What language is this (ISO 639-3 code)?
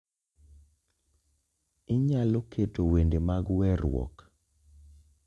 luo